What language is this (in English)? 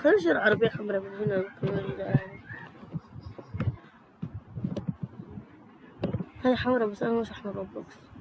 Arabic